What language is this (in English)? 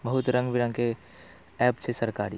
Maithili